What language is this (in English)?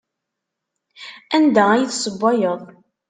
Kabyle